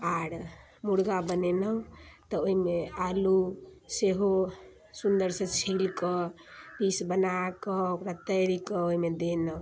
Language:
Maithili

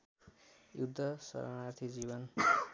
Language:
Nepali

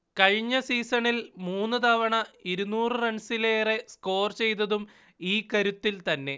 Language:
Malayalam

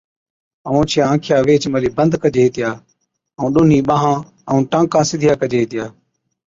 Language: Od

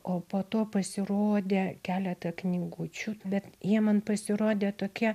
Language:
Lithuanian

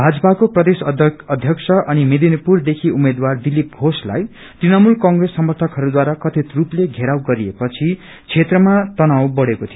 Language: Nepali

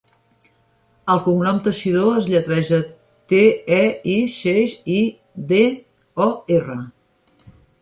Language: Catalan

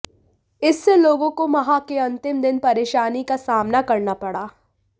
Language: Hindi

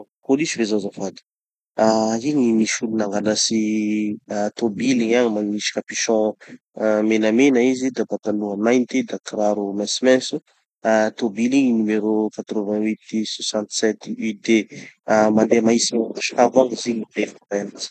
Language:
Tanosy Malagasy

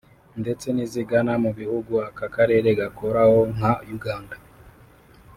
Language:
Kinyarwanda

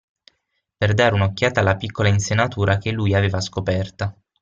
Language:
Italian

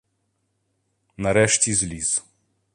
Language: Ukrainian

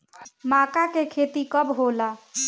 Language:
Bhojpuri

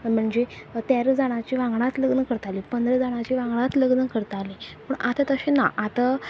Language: Konkani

